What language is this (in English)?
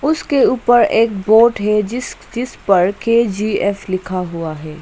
Hindi